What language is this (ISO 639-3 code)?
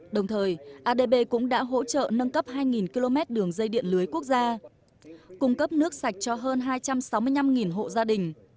vie